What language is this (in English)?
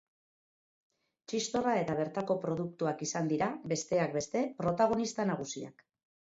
Basque